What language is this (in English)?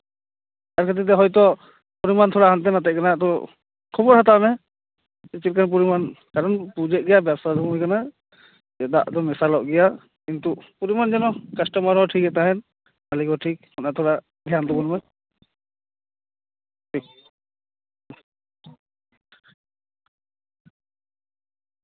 Santali